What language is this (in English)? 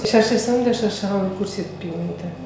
Kazakh